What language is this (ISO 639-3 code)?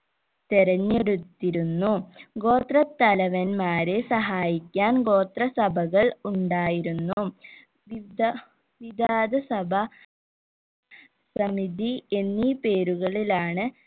mal